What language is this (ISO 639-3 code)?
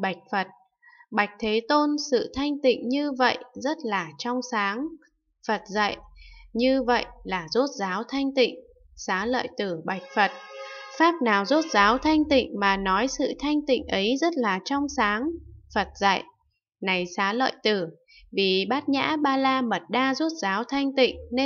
vie